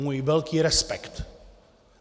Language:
Czech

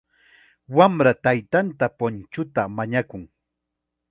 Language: Chiquián Ancash Quechua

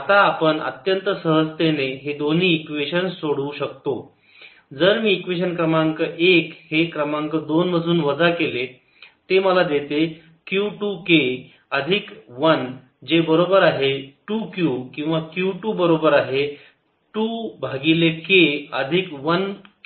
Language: Marathi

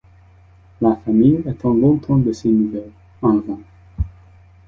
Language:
French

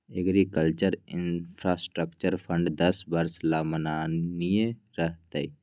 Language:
Magahi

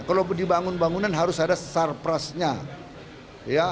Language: Indonesian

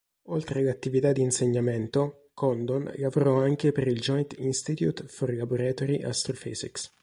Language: Italian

